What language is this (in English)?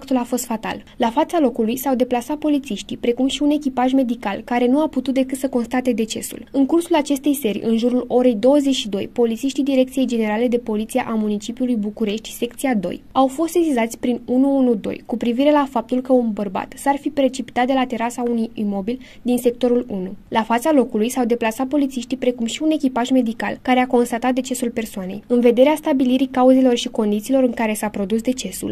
Romanian